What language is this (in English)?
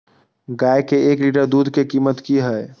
Maithili